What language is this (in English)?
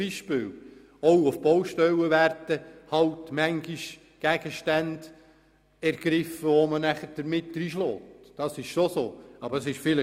Swiss German